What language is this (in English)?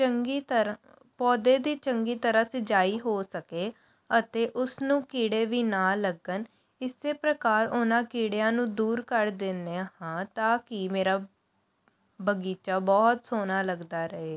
Punjabi